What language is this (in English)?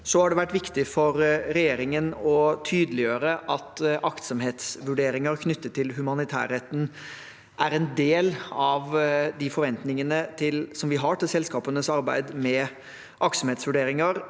Norwegian